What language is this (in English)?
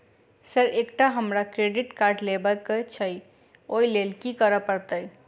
Maithili